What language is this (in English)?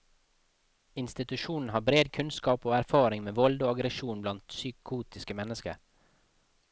Norwegian